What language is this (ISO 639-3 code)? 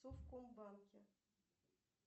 rus